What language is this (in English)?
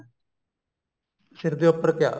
Punjabi